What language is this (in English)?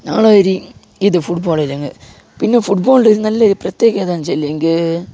Malayalam